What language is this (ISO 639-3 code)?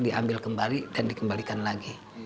ind